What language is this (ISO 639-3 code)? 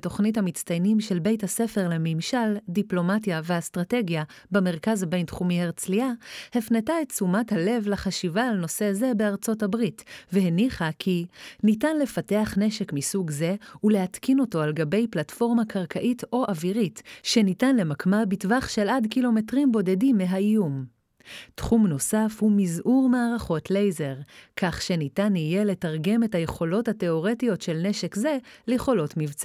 heb